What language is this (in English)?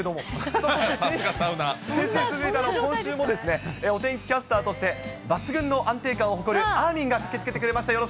Japanese